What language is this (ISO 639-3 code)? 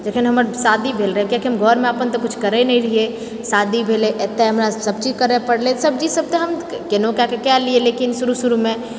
mai